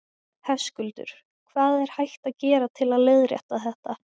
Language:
Icelandic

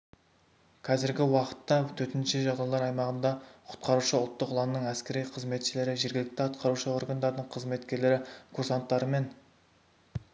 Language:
Kazakh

